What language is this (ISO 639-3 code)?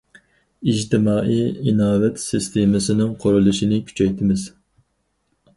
uig